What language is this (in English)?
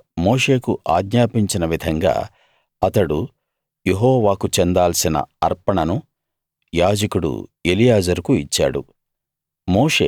Telugu